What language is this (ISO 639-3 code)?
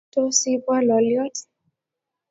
kln